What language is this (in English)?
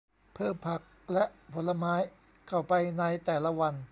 Thai